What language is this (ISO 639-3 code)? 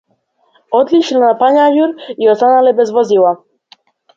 mkd